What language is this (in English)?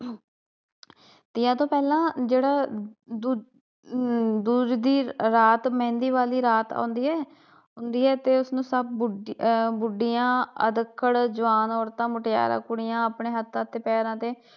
Punjabi